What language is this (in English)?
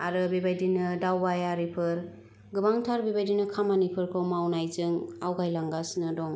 Bodo